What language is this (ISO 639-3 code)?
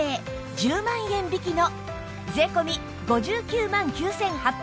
jpn